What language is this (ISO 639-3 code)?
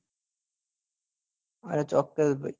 guj